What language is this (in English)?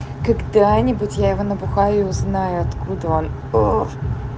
Russian